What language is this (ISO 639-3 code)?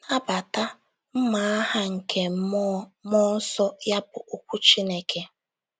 ibo